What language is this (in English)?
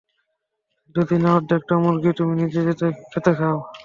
Bangla